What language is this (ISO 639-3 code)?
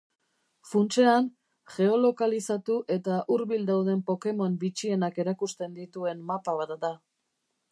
eus